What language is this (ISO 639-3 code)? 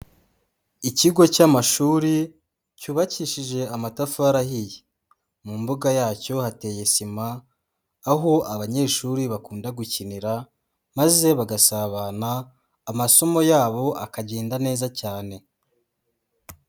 kin